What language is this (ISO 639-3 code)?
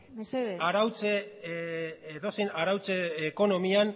eus